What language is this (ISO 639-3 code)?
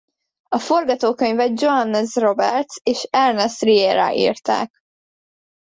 hun